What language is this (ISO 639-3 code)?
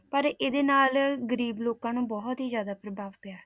pan